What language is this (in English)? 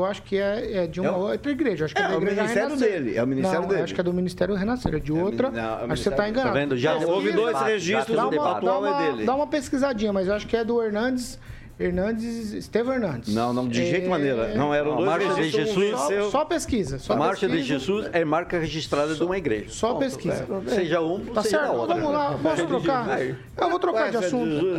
Portuguese